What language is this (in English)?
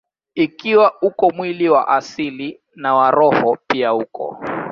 Swahili